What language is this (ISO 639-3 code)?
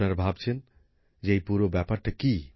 ben